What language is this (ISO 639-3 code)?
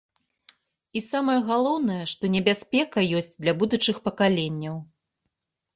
bel